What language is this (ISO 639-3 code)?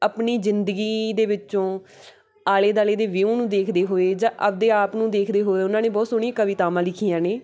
pan